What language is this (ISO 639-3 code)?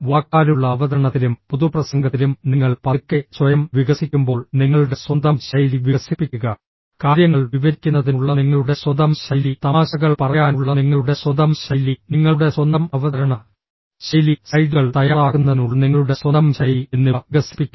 mal